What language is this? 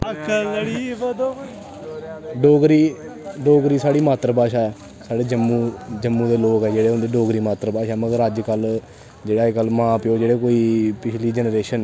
Dogri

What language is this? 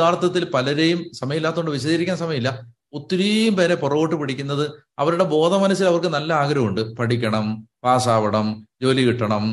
Malayalam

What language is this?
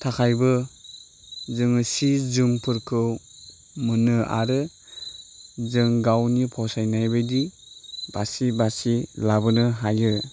Bodo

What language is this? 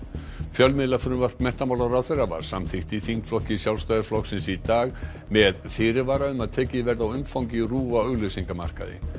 Icelandic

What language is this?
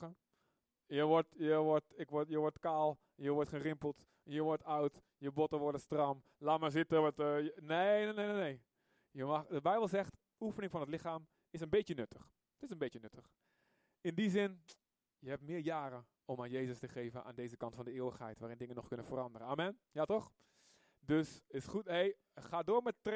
Dutch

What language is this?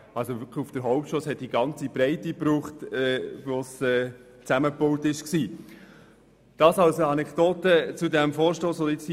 Swiss German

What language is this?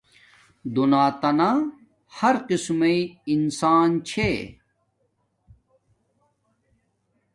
Domaaki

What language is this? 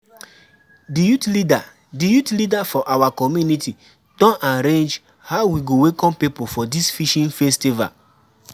Nigerian Pidgin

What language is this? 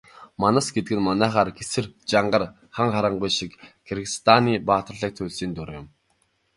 Mongolian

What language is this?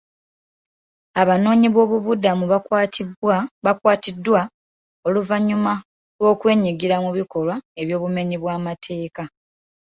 Ganda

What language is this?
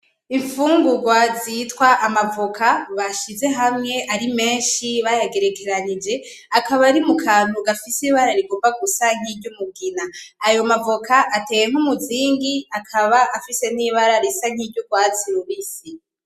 Rundi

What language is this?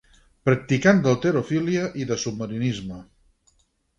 Catalan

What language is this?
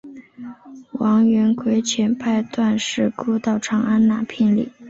Chinese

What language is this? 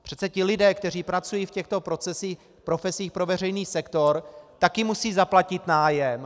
Czech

